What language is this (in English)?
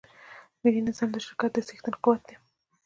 Pashto